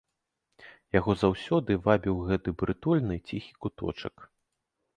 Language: Belarusian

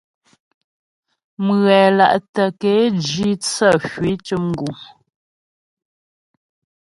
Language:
Ghomala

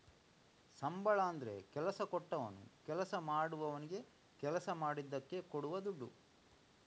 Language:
Kannada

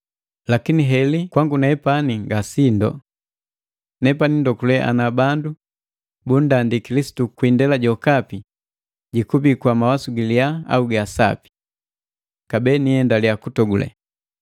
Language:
Matengo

